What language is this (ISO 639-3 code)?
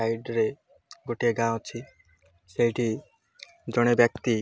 ori